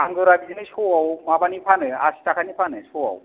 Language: Bodo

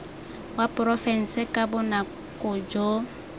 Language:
Tswana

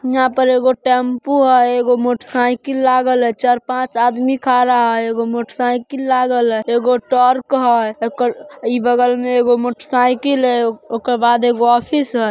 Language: Magahi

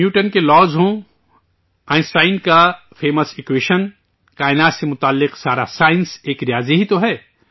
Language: Urdu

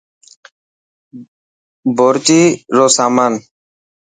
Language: Dhatki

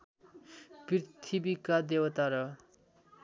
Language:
Nepali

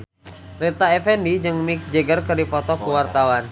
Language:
Sundanese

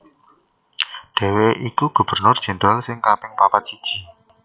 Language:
Javanese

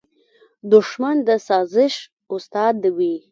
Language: Pashto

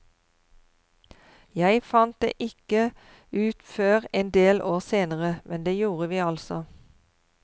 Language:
Norwegian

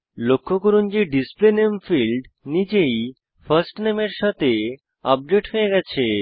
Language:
Bangla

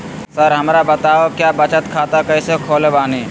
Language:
Magahi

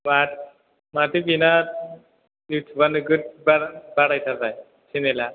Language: Bodo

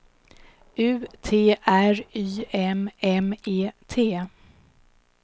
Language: Swedish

